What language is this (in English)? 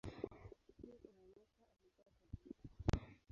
Swahili